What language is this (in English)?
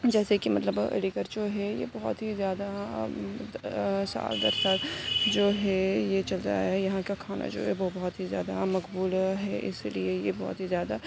Urdu